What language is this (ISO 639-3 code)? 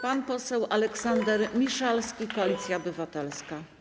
pol